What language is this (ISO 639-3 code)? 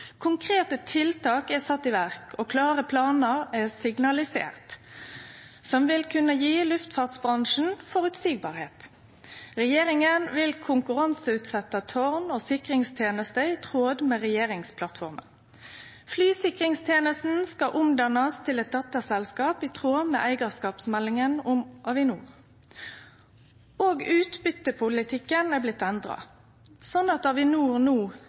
nno